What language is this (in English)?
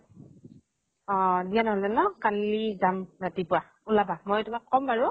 Assamese